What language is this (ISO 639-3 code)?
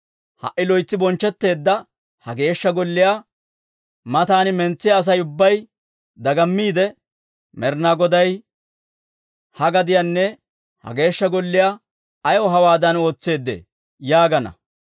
dwr